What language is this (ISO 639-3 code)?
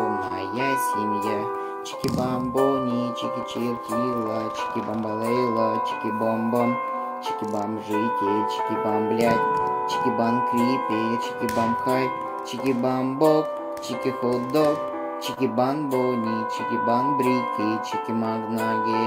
rus